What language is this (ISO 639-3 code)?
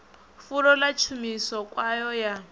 ven